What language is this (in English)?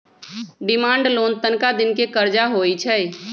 Magahi